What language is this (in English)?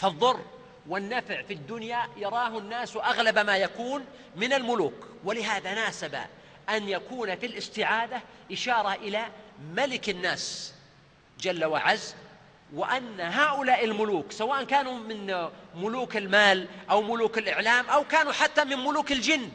Arabic